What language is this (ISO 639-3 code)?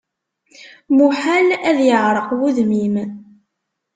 kab